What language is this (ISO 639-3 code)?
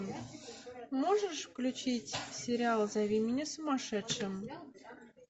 rus